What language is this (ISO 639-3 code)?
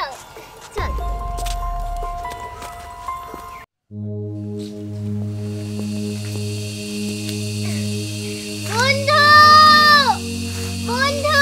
ben